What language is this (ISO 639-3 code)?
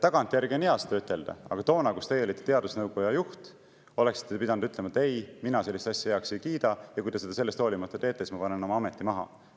est